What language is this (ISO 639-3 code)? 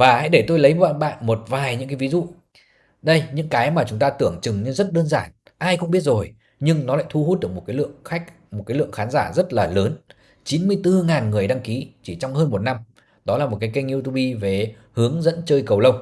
vie